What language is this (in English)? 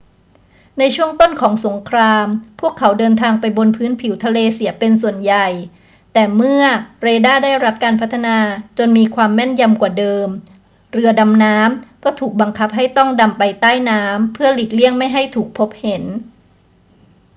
Thai